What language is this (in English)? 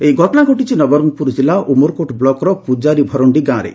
Odia